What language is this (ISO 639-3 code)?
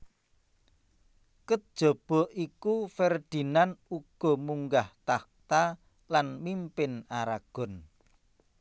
jav